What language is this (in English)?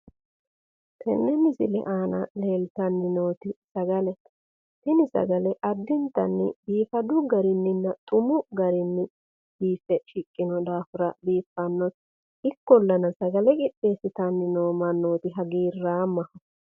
Sidamo